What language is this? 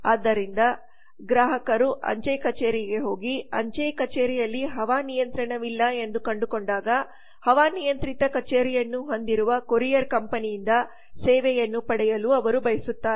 Kannada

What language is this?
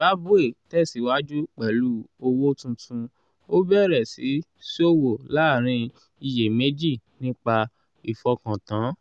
Yoruba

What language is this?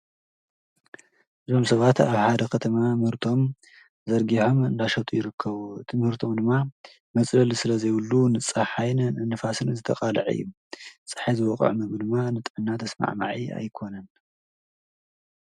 Tigrinya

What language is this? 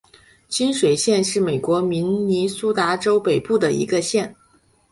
Chinese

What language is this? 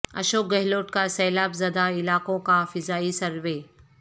Urdu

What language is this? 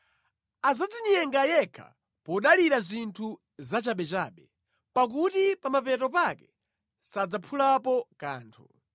Nyanja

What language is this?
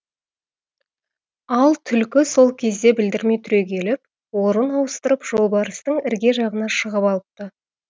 Kazakh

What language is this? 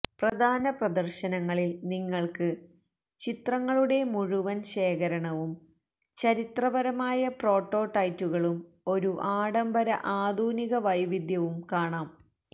Malayalam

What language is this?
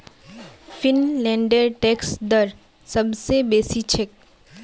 Magahi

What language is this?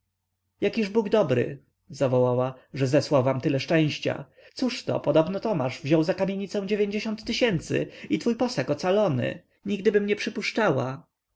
Polish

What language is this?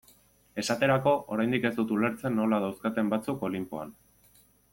Basque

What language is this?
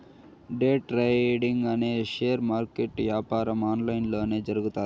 Telugu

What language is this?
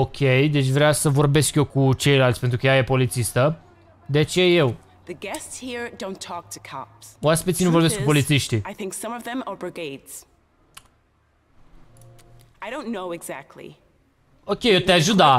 Romanian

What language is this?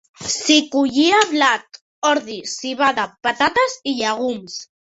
Catalan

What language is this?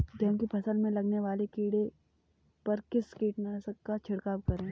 Hindi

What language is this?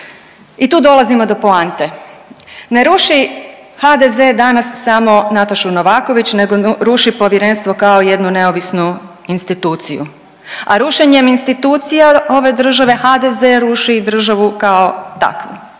Croatian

